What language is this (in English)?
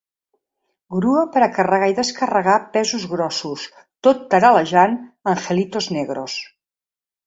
Catalan